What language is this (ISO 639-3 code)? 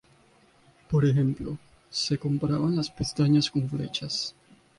spa